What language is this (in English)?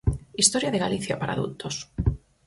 Galician